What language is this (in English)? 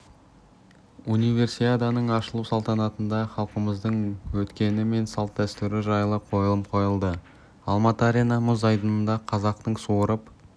Kazakh